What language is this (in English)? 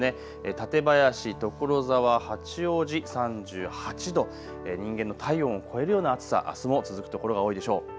Japanese